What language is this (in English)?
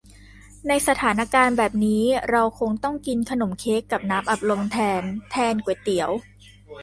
Thai